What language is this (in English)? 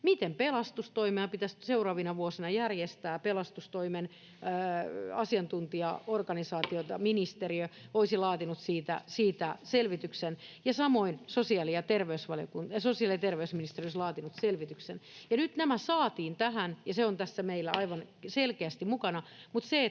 Finnish